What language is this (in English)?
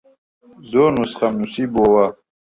Central Kurdish